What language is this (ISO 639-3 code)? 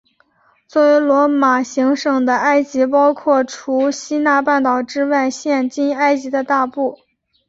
zho